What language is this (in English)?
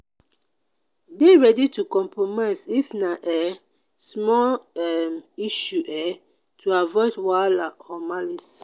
Nigerian Pidgin